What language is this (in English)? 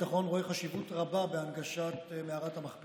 Hebrew